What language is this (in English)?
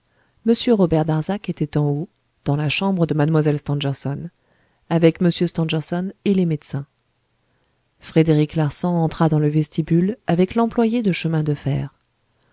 French